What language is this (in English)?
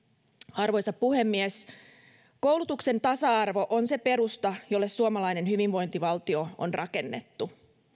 Finnish